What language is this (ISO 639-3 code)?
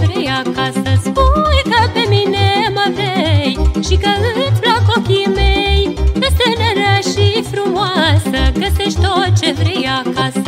ron